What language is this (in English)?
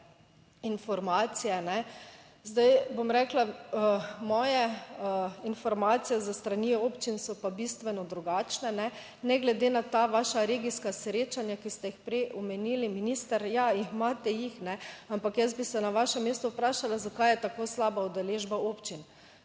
Slovenian